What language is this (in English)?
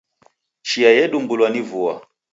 Taita